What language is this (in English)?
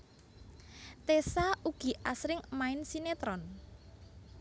Javanese